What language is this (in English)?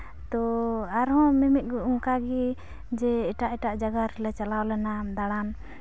Santali